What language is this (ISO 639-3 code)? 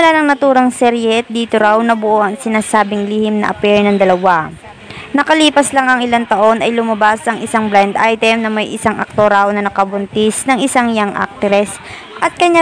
fil